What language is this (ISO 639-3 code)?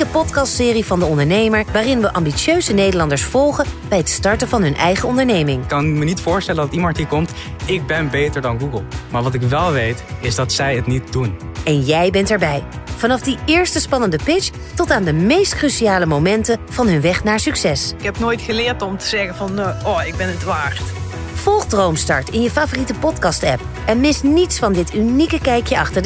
nld